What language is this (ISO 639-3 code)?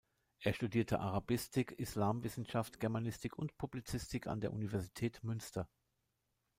deu